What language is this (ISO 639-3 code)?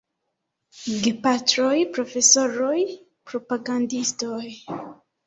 epo